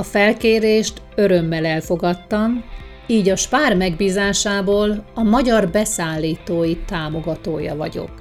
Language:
Hungarian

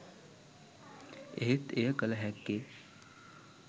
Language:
Sinhala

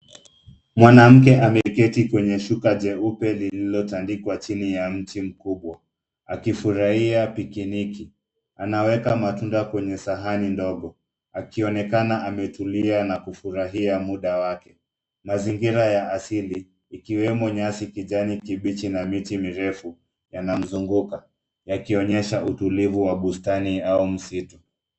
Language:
Swahili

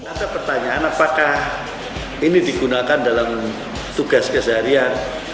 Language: Indonesian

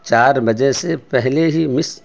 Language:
Urdu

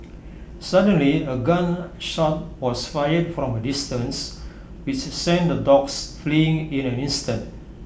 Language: English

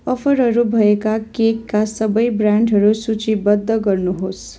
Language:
Nepali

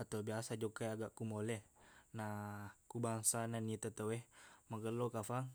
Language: Buginese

